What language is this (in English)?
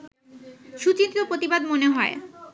Bangla